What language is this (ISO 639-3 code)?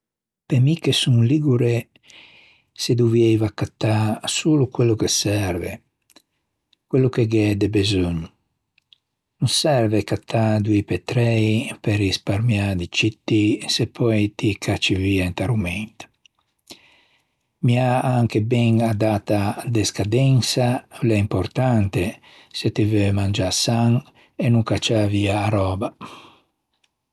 lij